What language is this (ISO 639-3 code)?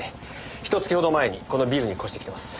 jpn